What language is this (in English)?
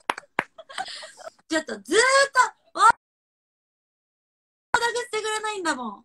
Japanese